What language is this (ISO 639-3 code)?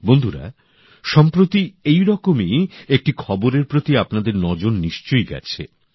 ben